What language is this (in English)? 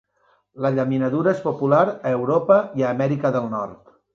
Catalan